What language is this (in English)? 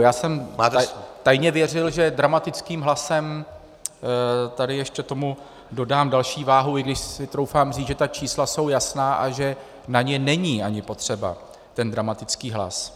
Czech